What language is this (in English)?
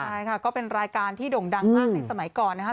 Thai